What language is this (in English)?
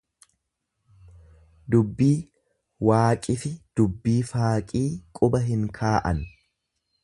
Oromo